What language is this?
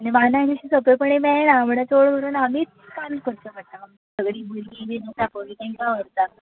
Konkani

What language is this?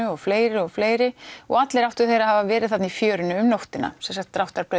Icelandic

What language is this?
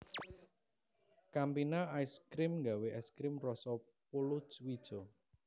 Javanese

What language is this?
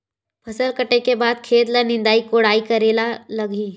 Chhattisgarhi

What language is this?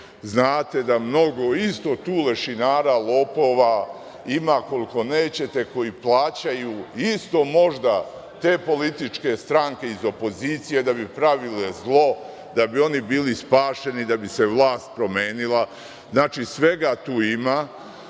Serbian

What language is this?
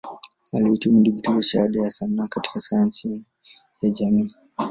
Swahili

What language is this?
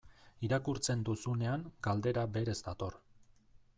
Basque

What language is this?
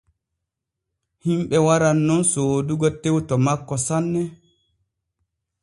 Borgu Fulfulde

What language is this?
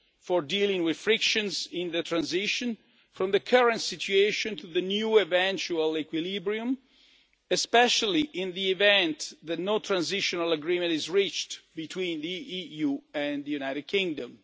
English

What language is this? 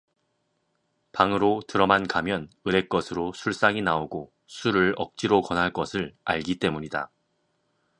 Korean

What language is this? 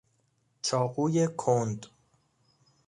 Persian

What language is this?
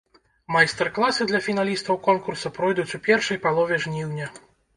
Belarusian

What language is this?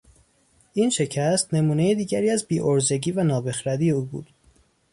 Persian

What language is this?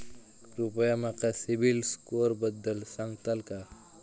Marathi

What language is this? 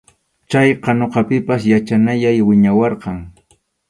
Arequipa-La Unión Quechua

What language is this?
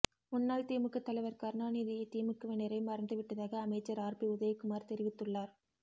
Tamil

